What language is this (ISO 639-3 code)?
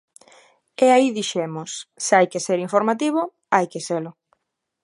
glg